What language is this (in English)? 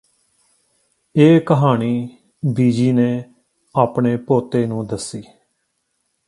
Punjabi